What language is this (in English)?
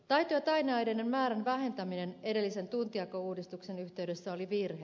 Finnish